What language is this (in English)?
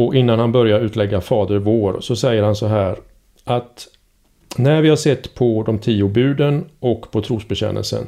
Swedish